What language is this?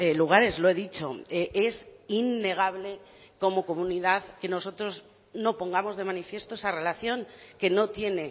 Spanish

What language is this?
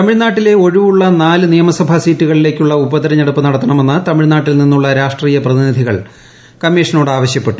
Malayalam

